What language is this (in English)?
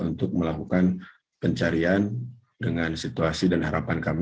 Indonesian